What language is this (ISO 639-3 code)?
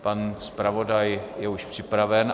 ces